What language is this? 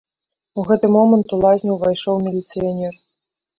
Belarusian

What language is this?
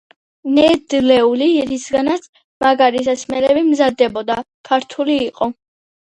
Georgian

